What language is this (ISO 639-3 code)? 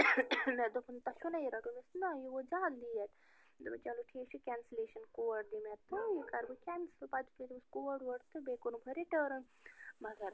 kas